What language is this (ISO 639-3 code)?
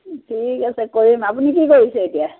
asm